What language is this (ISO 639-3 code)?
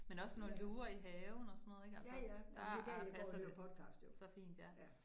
dan